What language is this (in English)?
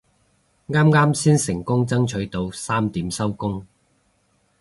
Cantonese